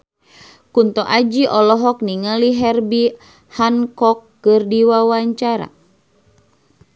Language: Sundanese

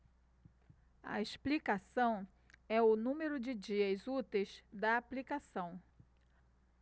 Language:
Portuguese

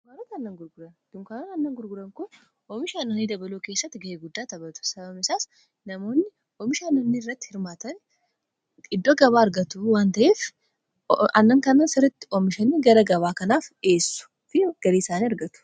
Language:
Oromo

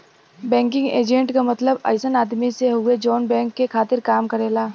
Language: Bhojpuri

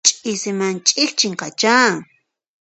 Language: Puno Quechua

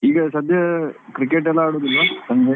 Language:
Kannada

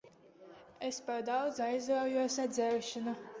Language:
Latvian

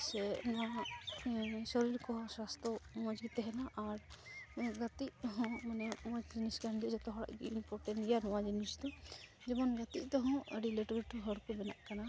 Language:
Santali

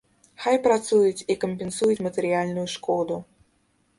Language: Belarusian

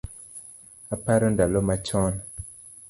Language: Luo (Kenya and Tanzania)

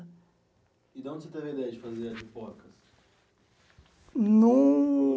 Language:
Portuguese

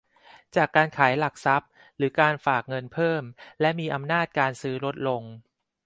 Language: Thai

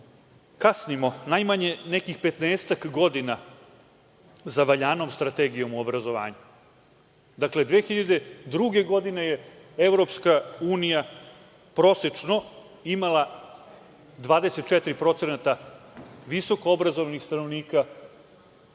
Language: Serbian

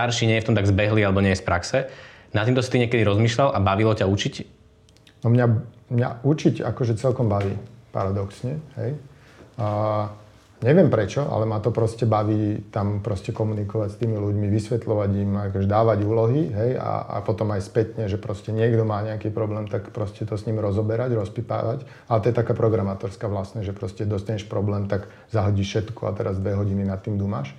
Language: Slovak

